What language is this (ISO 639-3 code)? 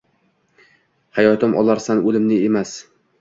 uzb